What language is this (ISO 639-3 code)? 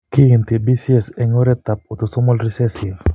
kln